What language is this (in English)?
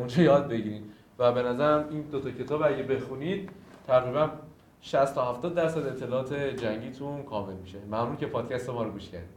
Persian